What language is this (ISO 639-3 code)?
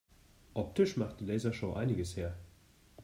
deu